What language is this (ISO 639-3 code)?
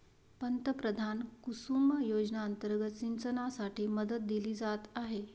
mar